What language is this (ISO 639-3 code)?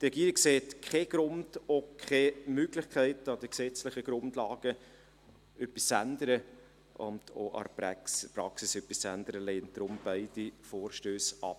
gsw